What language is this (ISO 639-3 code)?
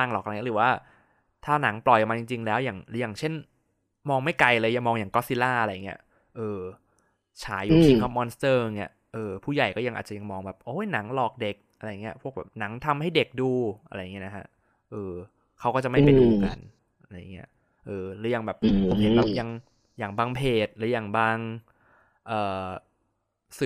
tha